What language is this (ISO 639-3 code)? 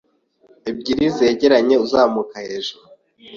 kin